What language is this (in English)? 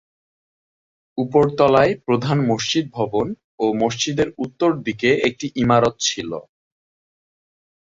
Bangla